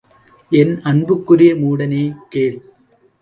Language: Tamil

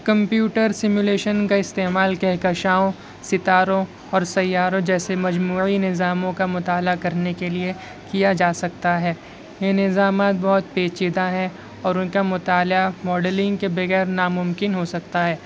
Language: Urdu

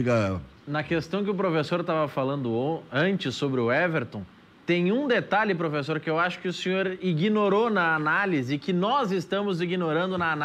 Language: Portuguese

